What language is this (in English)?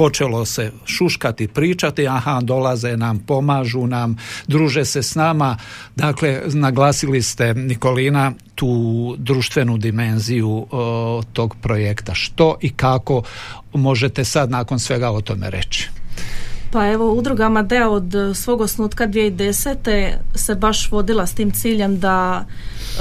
Croatian